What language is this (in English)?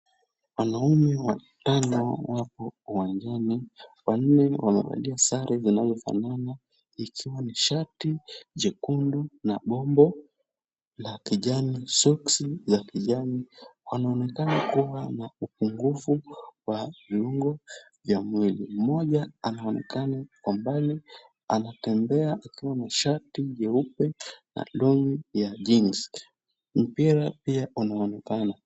Swahili